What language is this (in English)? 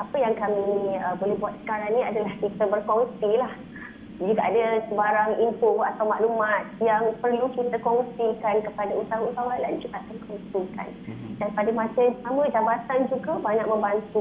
Malay